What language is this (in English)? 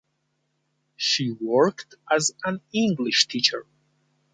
English